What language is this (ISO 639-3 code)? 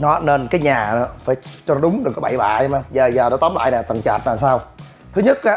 vie